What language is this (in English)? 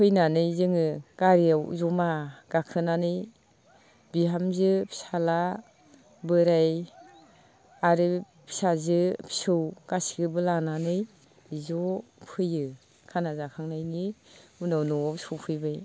Bodo